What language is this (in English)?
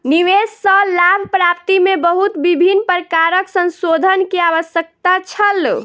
Maithili